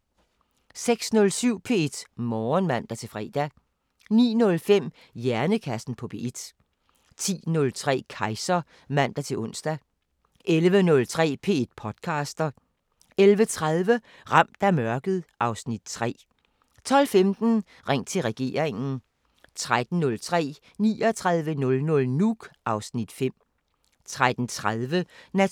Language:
Danish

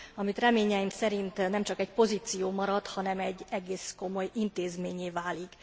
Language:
Hungarian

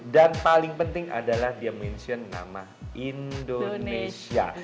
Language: Indonesian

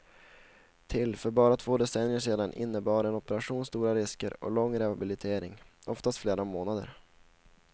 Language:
Swedish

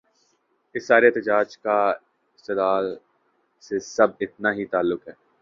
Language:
Urdu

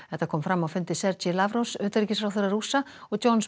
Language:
Icelandic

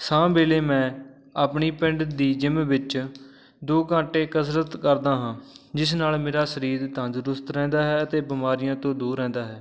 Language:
Punjabi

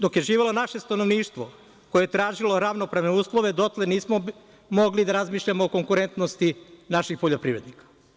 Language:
Serbian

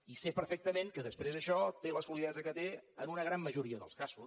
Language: Catalan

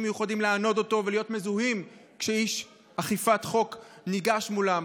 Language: Hebrew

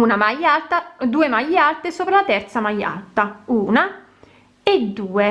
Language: Italian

